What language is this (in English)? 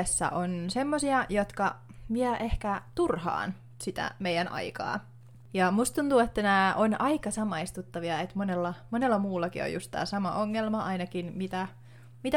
Finnish